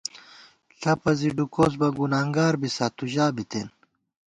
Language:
Gawar-Bati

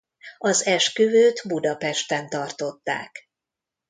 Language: Hungarian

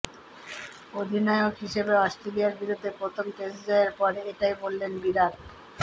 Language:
Bangla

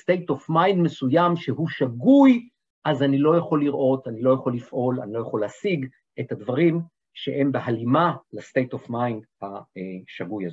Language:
Hebrew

